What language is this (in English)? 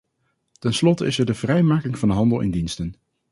Dutch